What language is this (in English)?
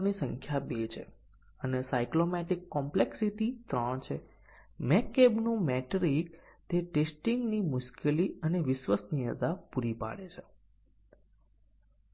Gujarati